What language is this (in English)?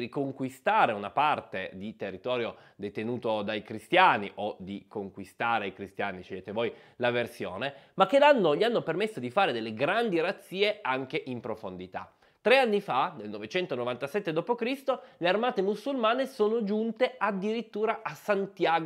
Italian